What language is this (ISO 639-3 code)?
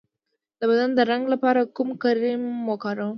pus